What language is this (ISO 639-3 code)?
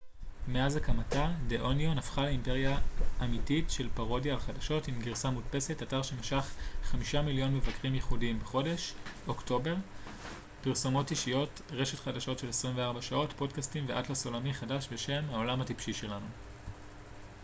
heb